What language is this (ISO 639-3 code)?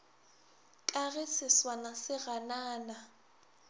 nso